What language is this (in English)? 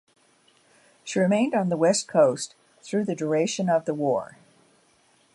English